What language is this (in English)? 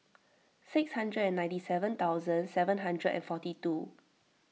English